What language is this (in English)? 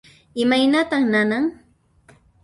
Puno Quechua